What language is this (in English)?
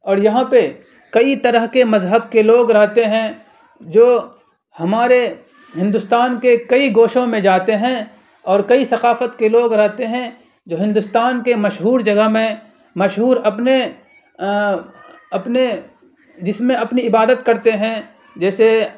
Urdu